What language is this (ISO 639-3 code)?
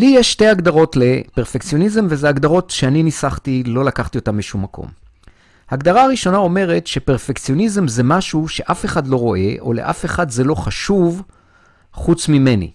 heb